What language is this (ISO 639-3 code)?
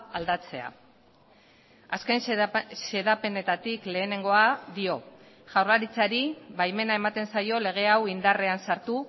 eus